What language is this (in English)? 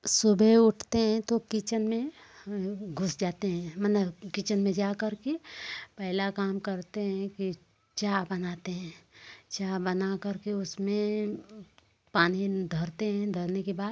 Hindi